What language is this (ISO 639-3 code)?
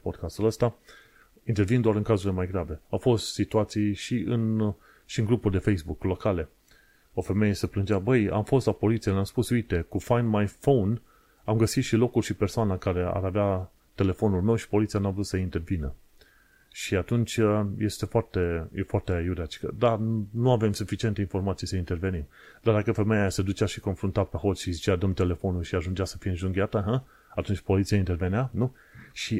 ron